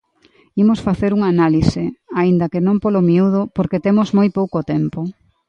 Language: Galician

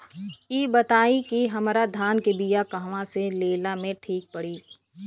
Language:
Bhojpuri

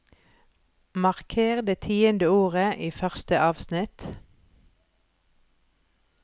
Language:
Norwegian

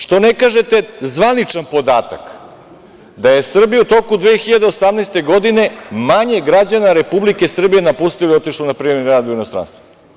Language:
Serbian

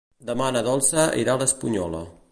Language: Catalan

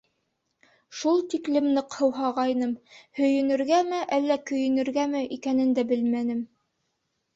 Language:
Bashkir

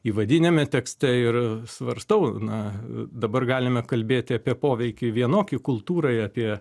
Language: Lithuanian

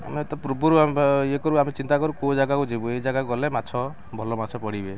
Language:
Odia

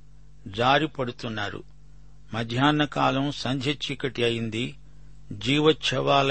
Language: Telugu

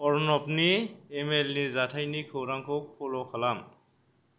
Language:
Bodo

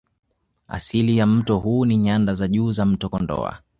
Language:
Swahili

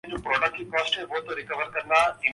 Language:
Urdu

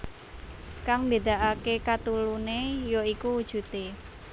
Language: Javanese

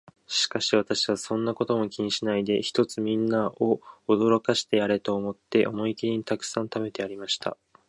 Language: Japanese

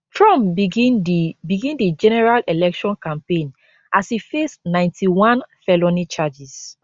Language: Nigerian Pidgin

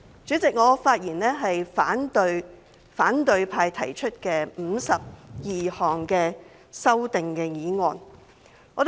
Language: Cantonese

